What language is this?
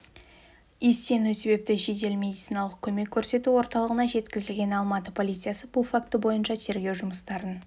Kazakh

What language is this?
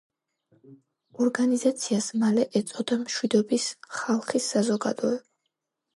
Georgian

